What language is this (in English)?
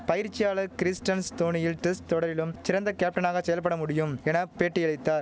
Tamil